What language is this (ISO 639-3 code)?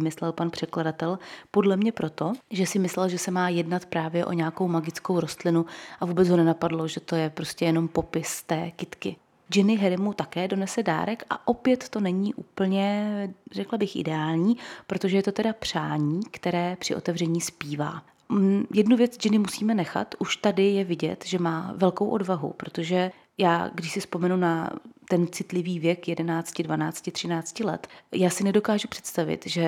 ces